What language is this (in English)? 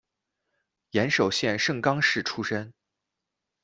Chinese